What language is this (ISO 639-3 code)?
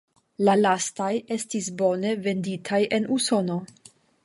epo